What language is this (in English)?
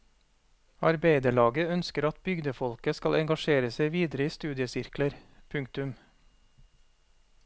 Norwegian